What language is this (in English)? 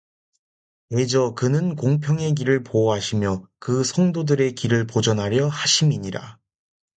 Korean